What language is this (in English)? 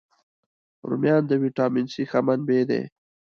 Pashto